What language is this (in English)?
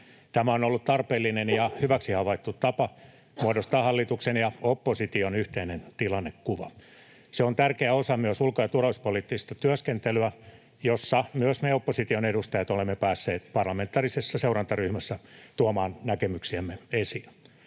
Finnish